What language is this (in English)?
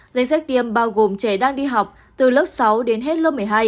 Vietnamese